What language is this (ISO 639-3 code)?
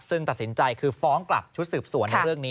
tha